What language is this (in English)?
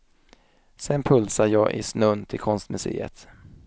Swedish